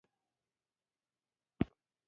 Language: Pashto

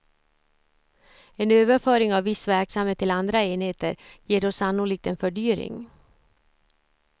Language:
Swedish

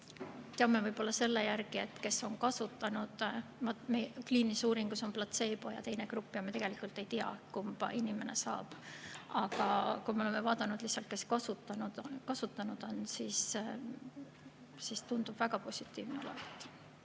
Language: Estonian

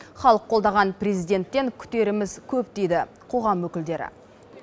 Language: Kazakh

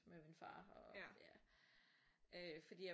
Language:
Danish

